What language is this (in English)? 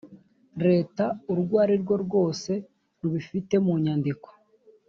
Kinyarwanda